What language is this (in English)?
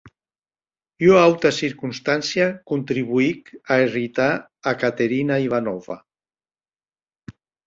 Occitan